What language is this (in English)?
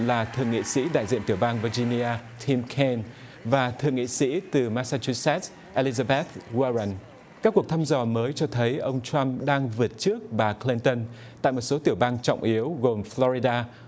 Vietnamese